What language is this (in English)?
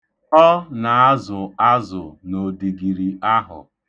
Igbo